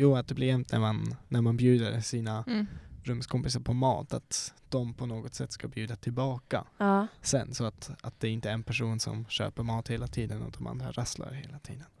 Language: Swedish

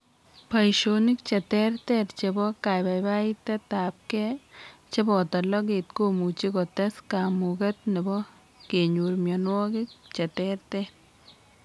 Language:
Kalenjin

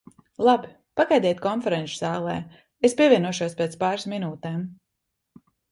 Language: Latvian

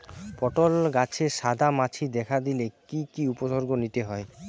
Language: Bangla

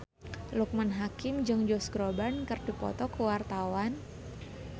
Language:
Sundanese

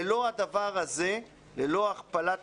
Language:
Hebrew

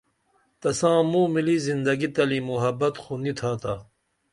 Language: Dameli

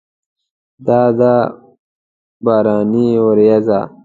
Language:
Pashto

